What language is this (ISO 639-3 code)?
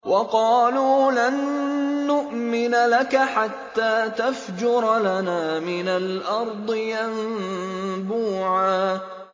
ara